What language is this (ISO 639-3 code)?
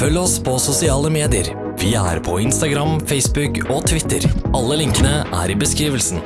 nor